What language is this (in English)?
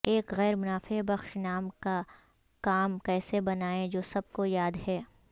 Urdu